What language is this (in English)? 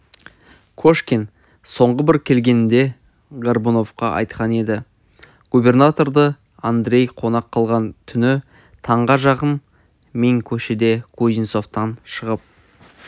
Kazakh